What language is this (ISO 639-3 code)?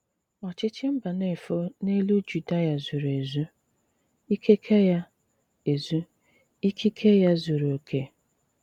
ibo